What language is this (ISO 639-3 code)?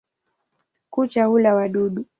swa